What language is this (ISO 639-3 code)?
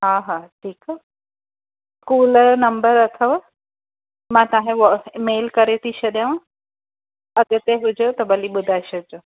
snd